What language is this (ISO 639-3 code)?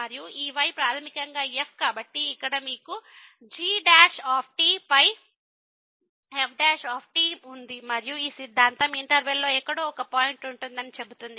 tel